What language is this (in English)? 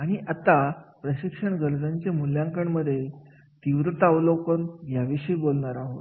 Marathi